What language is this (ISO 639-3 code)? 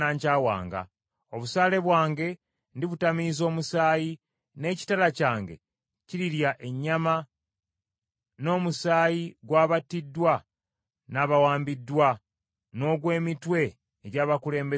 lug